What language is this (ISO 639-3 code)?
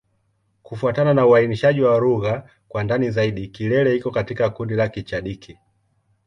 swa